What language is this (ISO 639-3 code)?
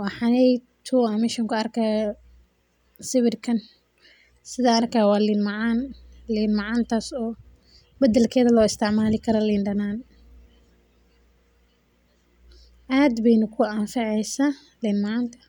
som